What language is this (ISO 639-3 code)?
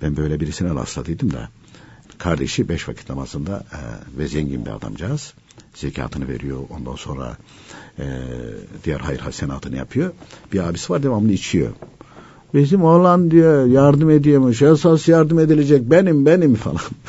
tur